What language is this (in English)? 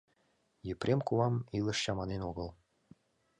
Mari